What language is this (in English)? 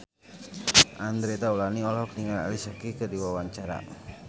Sundanese